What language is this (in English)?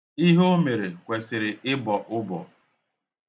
Igbo